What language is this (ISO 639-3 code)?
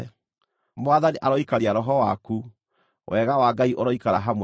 kik